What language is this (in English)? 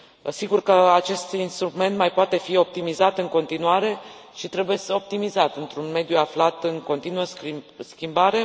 Romanian